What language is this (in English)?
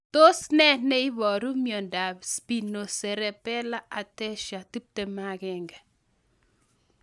Kalenjin